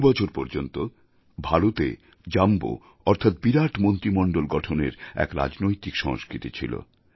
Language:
Bangla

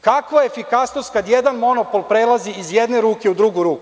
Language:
Serbian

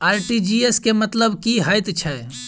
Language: Maithili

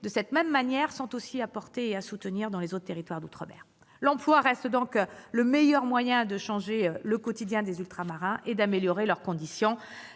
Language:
French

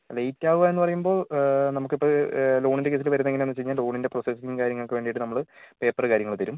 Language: Malayalam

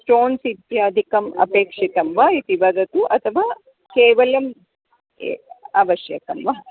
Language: Sanskrit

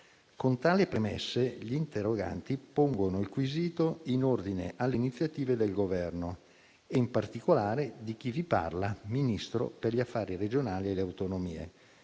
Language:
Italian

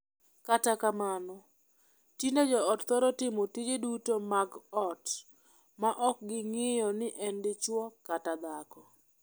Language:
Luo (Kenya and Tanzania)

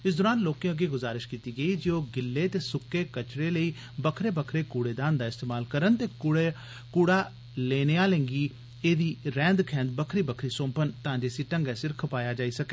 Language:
Dogri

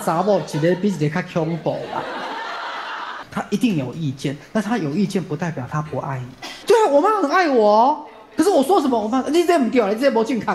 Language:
Chinese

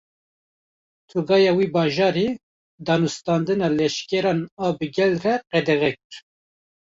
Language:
Kurdish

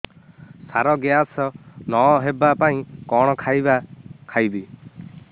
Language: Odia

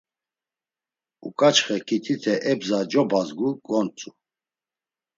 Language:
Laz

